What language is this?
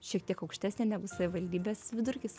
Lithuanian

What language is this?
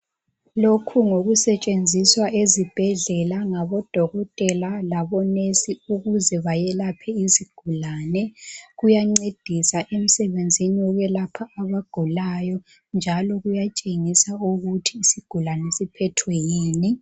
North Ndebele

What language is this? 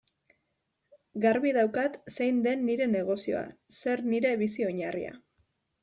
Basque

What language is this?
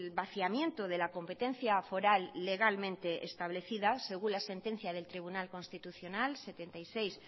Spanish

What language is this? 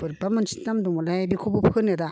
Bodo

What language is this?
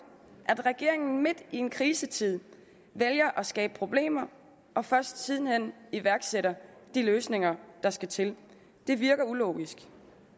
Danish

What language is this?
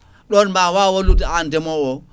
Fula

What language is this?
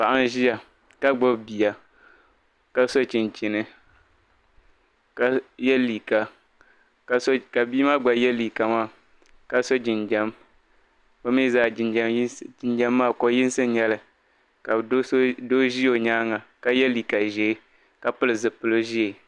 Dagbani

